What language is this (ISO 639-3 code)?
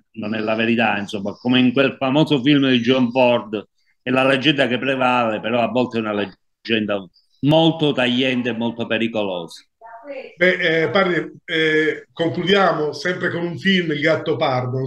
ita